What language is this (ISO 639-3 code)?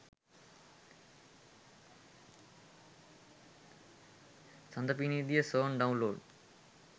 sin